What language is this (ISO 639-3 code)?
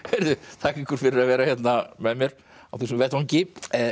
isl